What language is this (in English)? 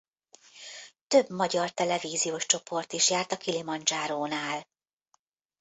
Hungarian